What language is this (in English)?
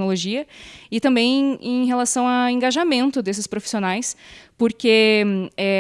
Portuguese